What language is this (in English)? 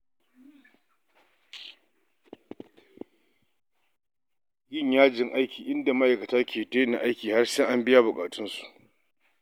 Hausa